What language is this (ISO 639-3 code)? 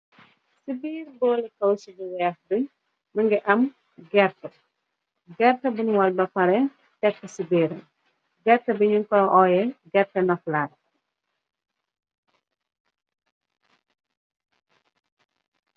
wol